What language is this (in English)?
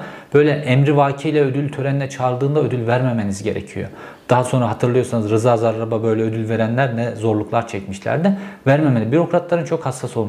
Turkish